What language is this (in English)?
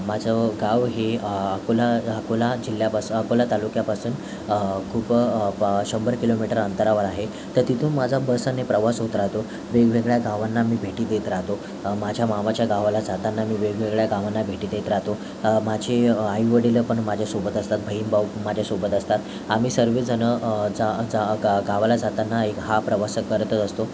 Marathi